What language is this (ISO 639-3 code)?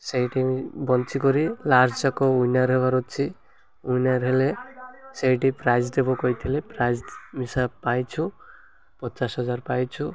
ori